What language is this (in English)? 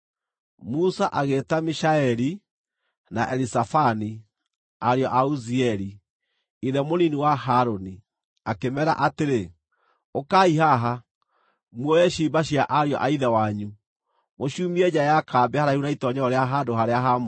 Kikuyu